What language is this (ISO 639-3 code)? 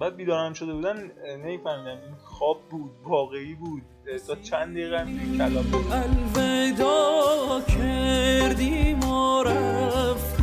fas